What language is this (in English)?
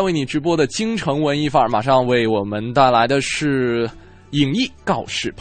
Chinese